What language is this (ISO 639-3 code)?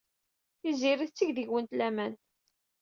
kab